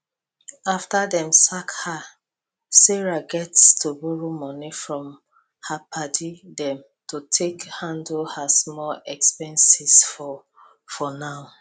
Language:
Nigerian Pidgin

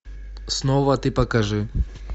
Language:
Russian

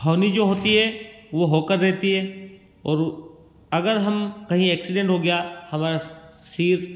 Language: Hindi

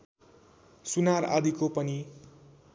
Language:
Nepali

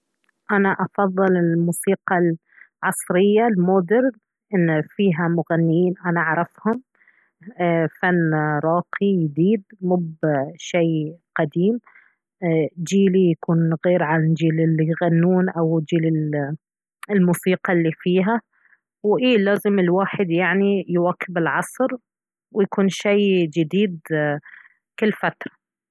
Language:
Baharna Arabic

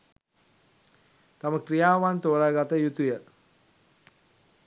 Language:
Sinhala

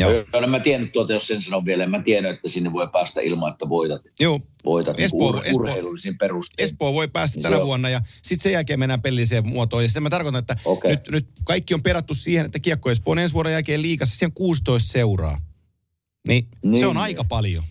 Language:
Finnish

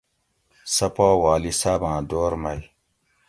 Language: Gawri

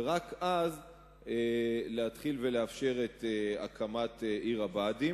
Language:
Hebrew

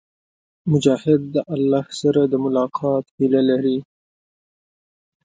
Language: Pashto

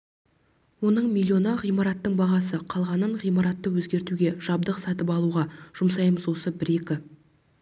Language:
Kazakh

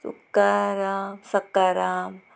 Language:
Konkani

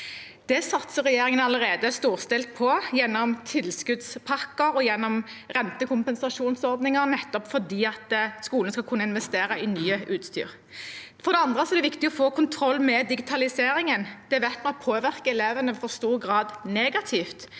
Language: Norwegian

